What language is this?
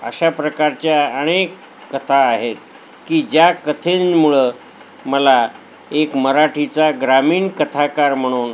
Marathi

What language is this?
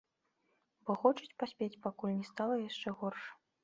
Belarusian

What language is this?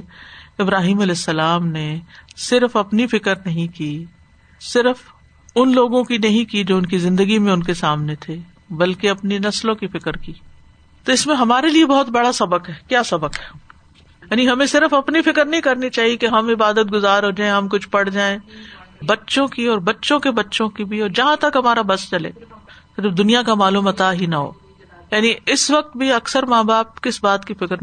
Urdu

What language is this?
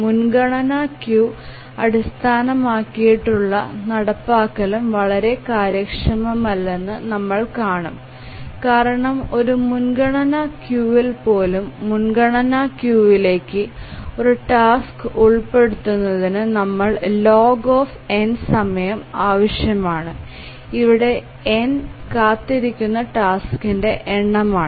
Malayalam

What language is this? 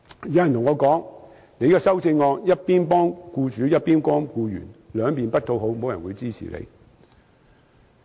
Cantonese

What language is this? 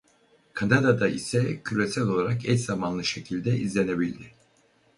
Turkish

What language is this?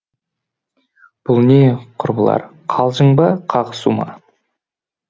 Kazakh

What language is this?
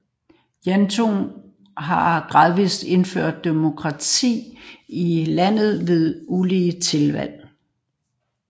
Danish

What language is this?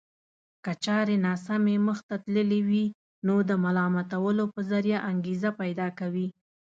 Pashto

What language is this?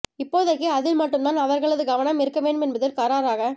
Tamil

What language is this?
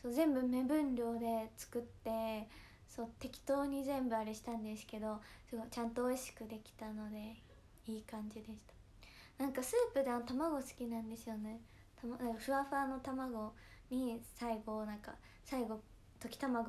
Japanese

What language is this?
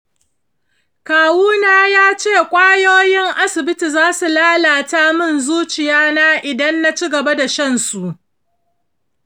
Hausa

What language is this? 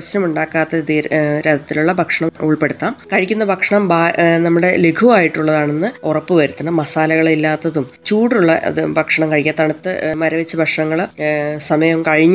Malayalam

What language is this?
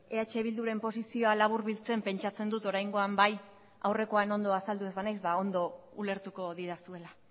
Basque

